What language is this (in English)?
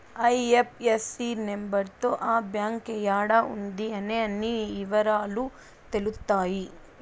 Telugu